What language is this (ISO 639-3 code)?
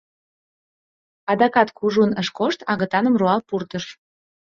chm